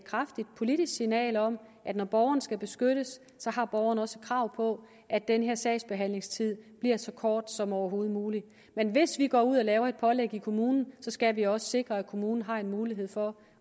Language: Danish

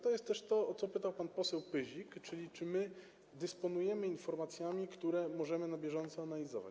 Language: Polish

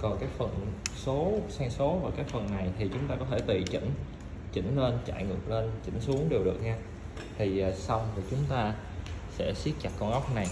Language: Vietnamese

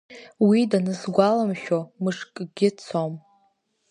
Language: Abkhazian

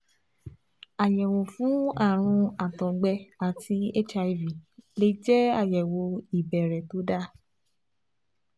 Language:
Yoruba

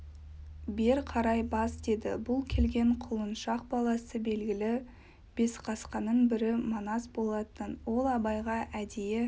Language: Kazakh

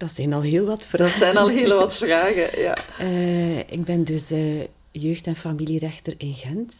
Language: Dutch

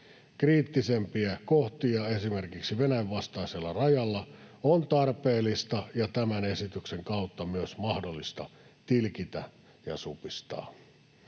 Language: Finnish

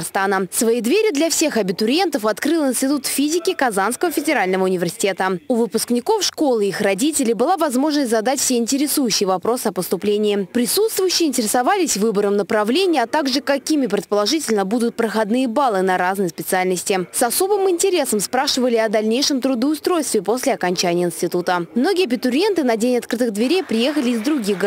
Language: Russian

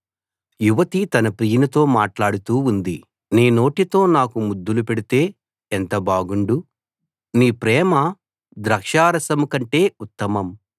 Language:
Telugu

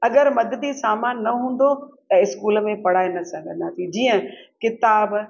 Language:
Sindhi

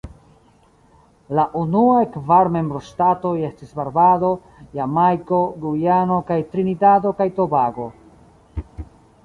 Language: Esperanto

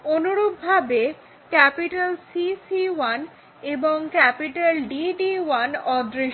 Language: Bangla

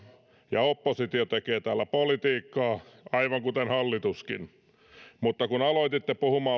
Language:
Finnish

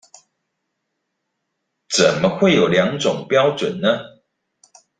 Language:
Chinese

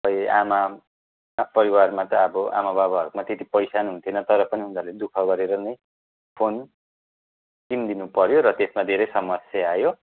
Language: Nepali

